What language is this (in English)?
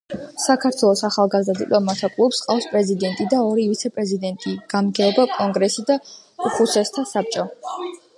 Georgian